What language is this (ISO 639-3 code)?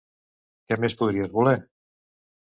cat